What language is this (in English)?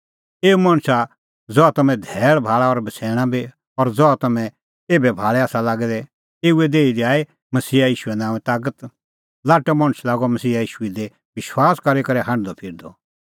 Kullu Pahari